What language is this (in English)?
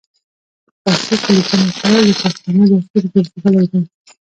Pashto